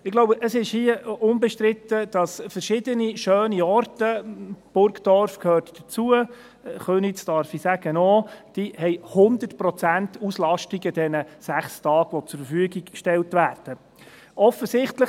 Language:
Swiss German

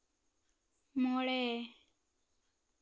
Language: Santali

